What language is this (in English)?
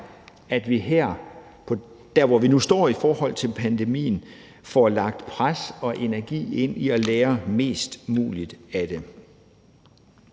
Danish